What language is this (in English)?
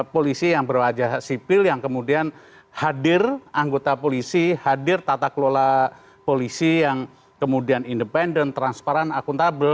Indonesian